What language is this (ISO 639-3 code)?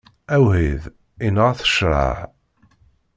kab